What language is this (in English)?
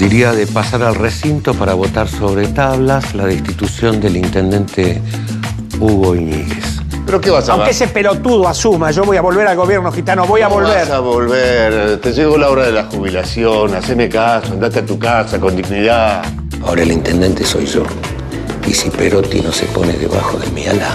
Spanish